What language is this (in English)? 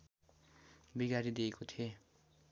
Nepali